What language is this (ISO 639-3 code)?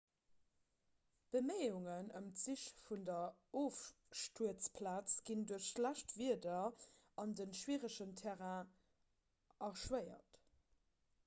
ltz